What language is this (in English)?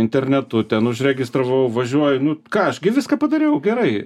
Lithuanian